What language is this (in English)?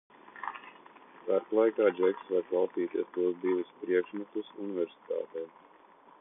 Latvian